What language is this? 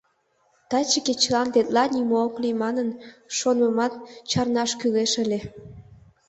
Mari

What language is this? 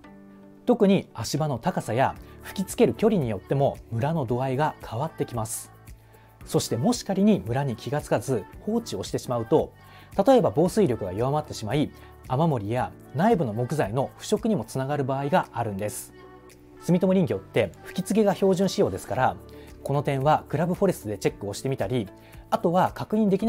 Japanese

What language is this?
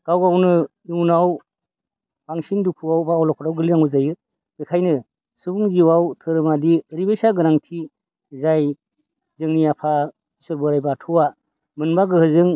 Bodo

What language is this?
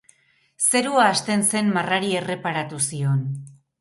Basque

